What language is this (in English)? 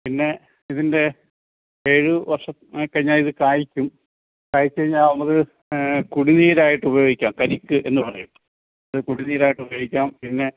Malayalam